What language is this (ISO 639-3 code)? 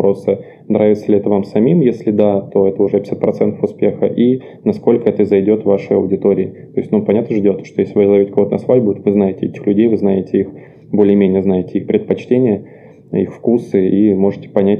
rus